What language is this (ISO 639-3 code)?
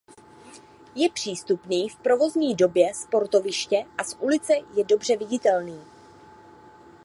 ces